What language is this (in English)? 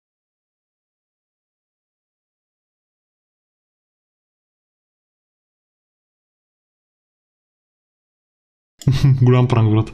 Bulgarian